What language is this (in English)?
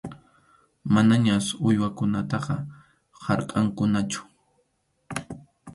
Arequipa-La Unión Quechua